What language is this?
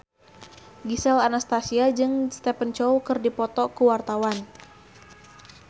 Sundanese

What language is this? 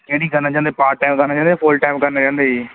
Punjabi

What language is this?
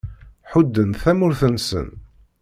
Kabyle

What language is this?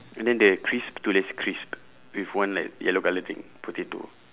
English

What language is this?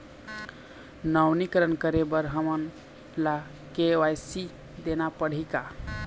Chhattisgarhi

